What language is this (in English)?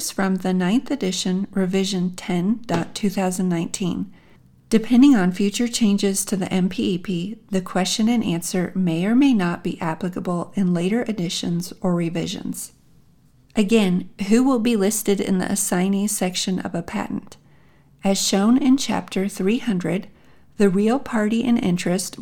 English